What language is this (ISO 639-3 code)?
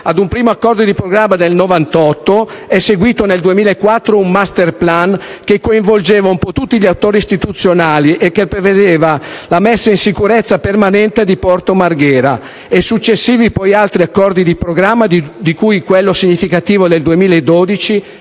ita